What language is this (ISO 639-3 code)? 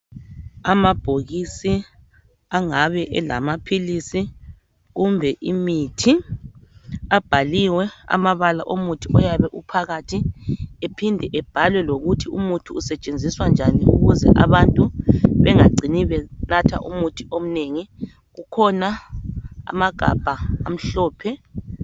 nde